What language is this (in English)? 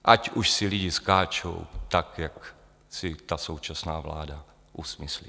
Czech